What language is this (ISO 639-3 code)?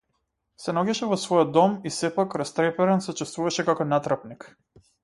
mkd